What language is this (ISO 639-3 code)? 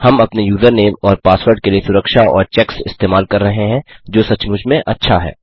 hin